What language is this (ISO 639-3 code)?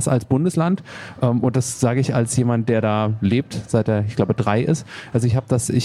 deu